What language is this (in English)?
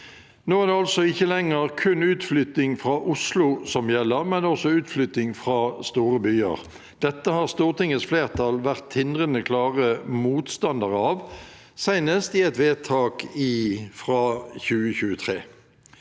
Norwegian